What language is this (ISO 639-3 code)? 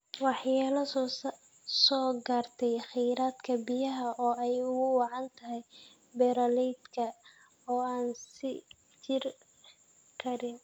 som